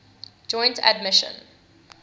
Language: English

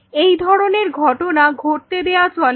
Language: Bangla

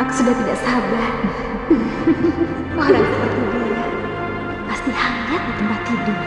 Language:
Indonesian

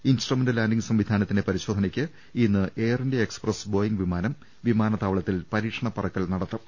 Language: Malayalam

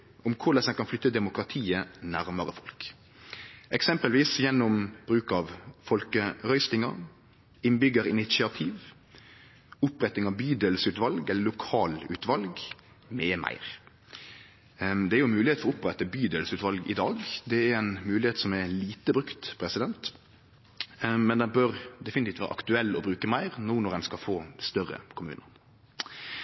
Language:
Norwegian Nynorsk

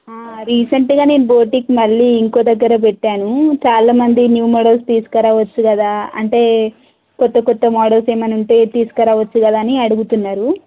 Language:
Telugu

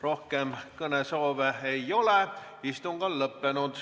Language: Estonian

